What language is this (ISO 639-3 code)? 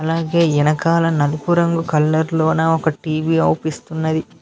tel